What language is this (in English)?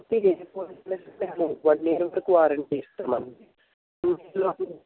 Telugu